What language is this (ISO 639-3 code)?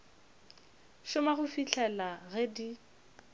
nso